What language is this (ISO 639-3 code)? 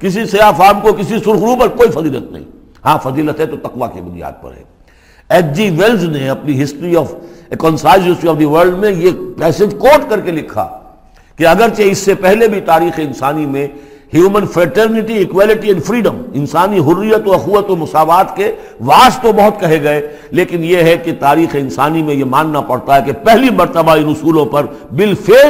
urd